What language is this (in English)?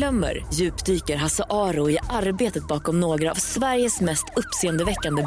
Swedish